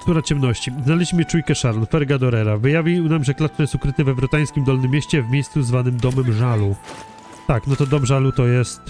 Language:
Polish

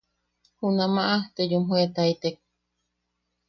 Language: Yaqui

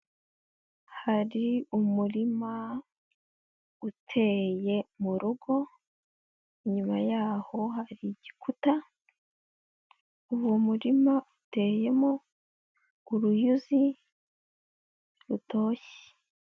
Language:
Kinyarwanda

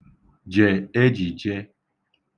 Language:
Igbo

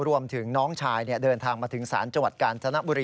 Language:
Thai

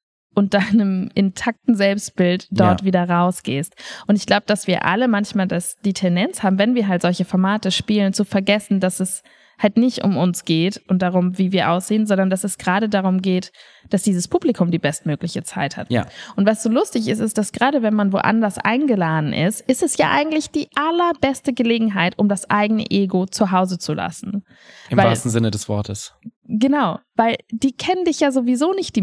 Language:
German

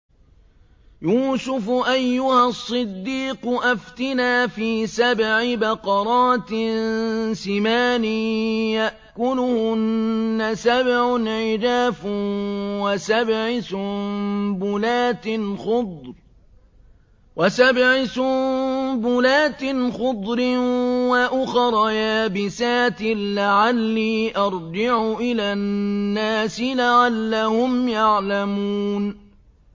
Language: Arabic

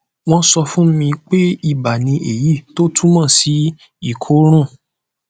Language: Yoruba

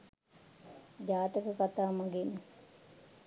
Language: Sinhala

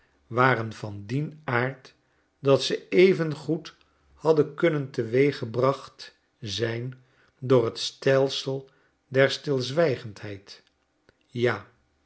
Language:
Dutch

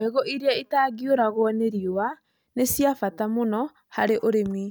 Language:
Kikuyu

